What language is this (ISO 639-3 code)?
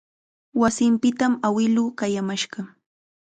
qxa